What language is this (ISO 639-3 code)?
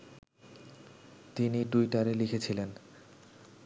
ben